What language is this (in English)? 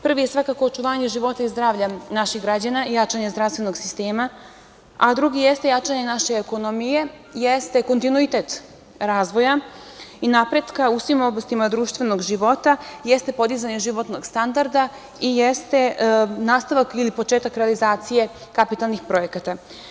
Serbian